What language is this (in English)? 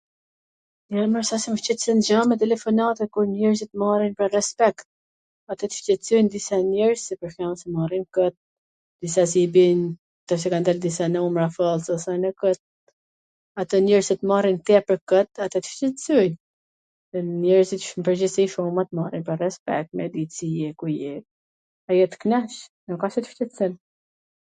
Gheg Albanian